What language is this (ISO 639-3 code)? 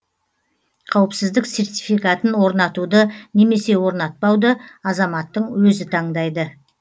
kaz